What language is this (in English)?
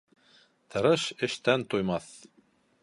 Bashkir